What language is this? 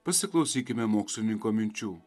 Lithuanian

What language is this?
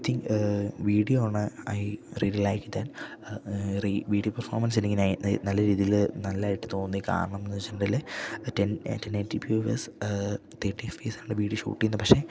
Malayalam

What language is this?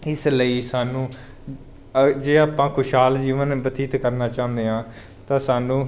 Punjabi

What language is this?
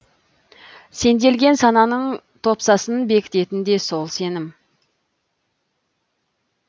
Kazakh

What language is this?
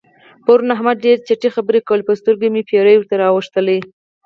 Pashto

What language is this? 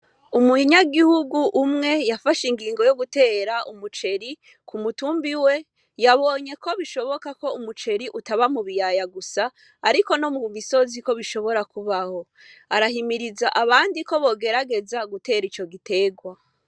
Rundi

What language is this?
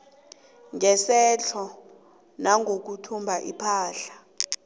South Ndebele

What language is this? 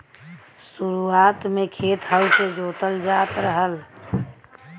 Bhojpuri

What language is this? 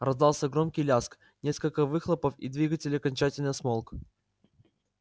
Russian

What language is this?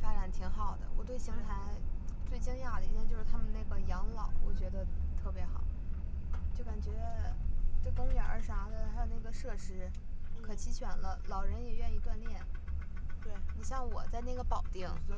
Chinese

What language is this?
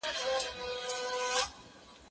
Pashto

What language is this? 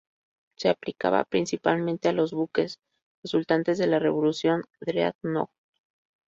Spanish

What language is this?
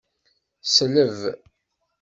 Kabyle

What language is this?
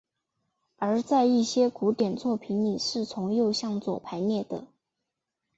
Chinese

